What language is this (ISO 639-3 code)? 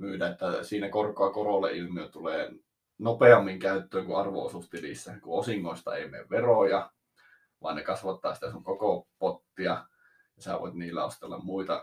fin